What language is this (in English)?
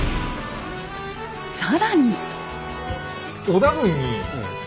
Japanese